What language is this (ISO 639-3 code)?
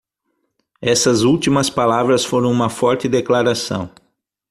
por